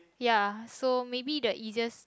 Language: English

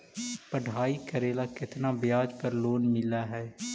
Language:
Magahi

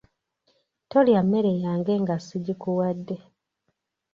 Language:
Ganda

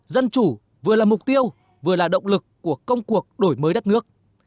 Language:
Vietnamese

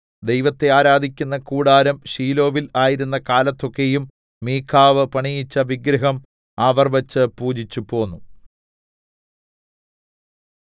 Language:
Malayalam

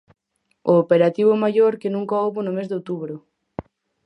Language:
Galician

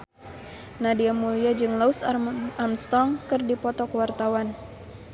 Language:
Sundanese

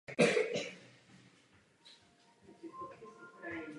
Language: Czech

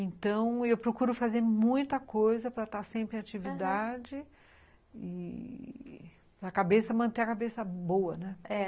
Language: Portuguese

